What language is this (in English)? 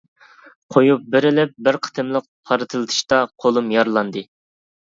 Uyghur